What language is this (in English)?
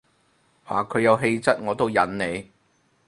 Cantonese